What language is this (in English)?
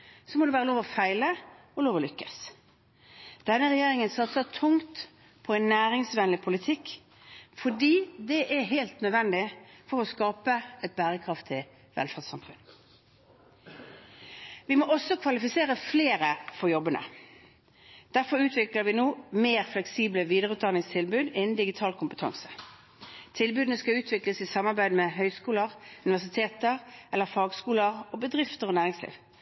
Norwegian Bokmål